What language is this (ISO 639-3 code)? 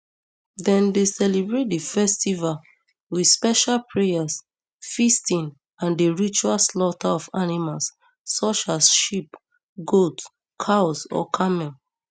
pcm